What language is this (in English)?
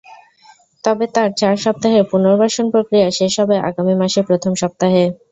Bangla